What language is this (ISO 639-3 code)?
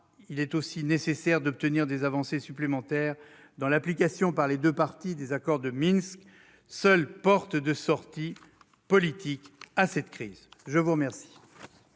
fra